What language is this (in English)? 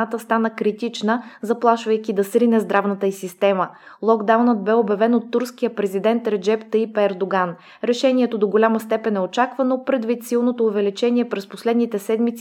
Bulgarian